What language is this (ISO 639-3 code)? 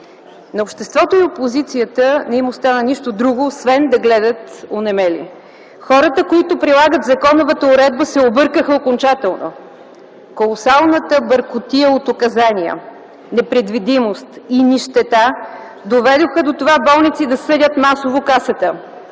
bul